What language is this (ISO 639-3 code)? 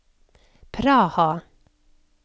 nor